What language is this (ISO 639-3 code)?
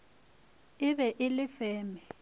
nso